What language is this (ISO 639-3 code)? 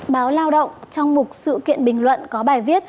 vie